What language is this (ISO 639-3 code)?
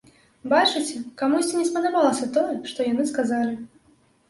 bel